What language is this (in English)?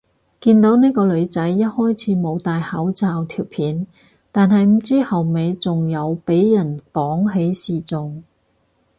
Cantonese